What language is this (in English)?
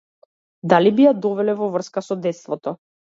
Macedonian